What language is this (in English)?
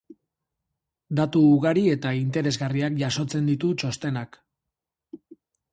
Basque